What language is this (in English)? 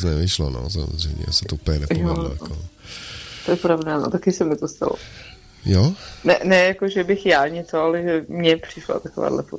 Czech